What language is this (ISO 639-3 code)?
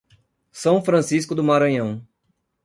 por